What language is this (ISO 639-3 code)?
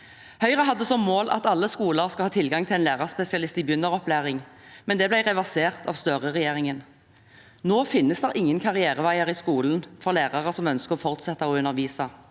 nor